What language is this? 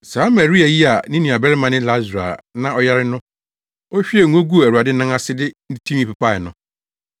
Akan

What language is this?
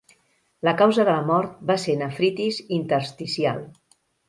Catalan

